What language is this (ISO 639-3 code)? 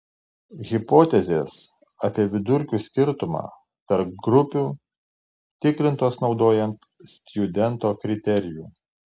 lit